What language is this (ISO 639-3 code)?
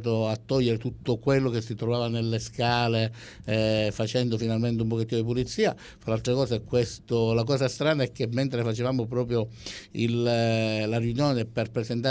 ita